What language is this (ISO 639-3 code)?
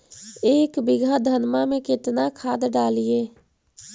mag